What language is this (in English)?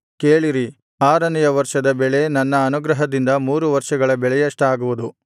Kannada